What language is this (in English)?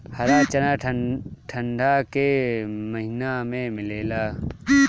Bhojpuri